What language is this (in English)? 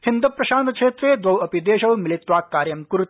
Sanskrit